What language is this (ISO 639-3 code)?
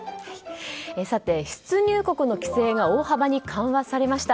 jpn